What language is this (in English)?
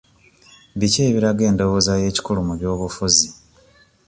Ganda